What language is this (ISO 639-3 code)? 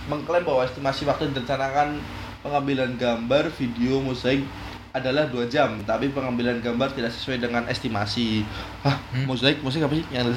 ind